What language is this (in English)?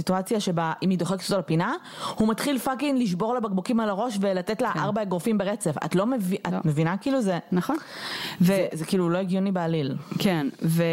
Hebrew